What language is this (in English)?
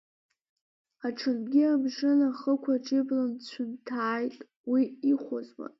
Abkhazian